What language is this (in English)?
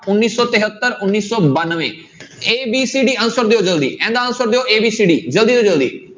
Punjabi